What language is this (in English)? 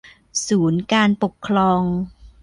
Thai